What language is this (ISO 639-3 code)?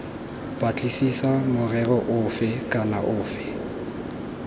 tsn